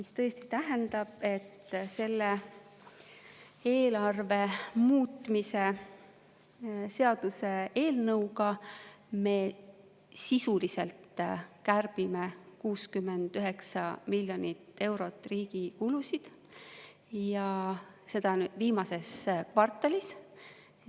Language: Estonian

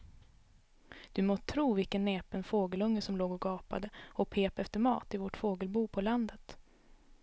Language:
Swedish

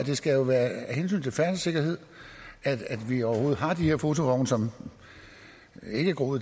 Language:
Danish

